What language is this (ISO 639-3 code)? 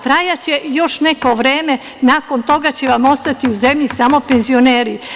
srp